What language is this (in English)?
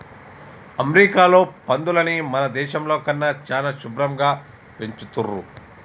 Telugu